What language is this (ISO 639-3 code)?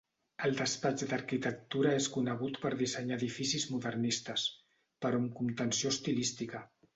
cat